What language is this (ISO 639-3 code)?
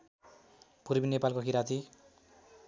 nep